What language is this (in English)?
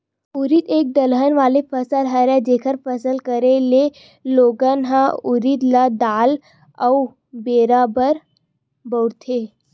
Chhattisgarhi